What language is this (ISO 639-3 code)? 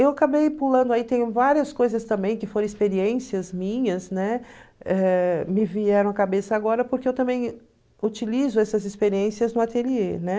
por